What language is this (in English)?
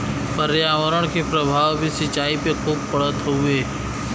Bhojpuri